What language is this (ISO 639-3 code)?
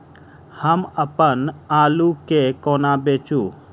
mai